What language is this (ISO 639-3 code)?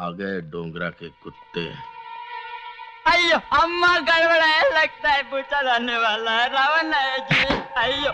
hin